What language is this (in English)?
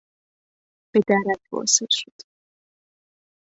Persian